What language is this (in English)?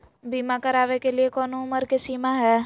Magahi